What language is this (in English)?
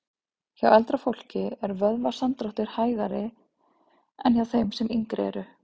Icelandic